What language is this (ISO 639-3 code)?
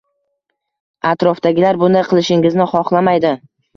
uzb